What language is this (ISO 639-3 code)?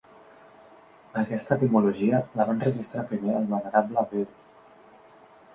cat